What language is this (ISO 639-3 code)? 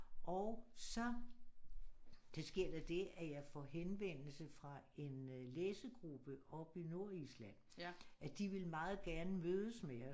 dan